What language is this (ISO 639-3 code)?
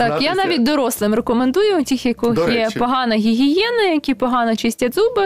ukr